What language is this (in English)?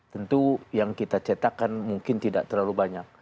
Indonesian